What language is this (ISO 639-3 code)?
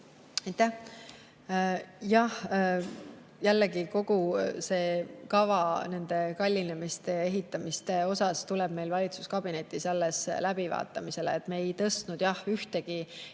est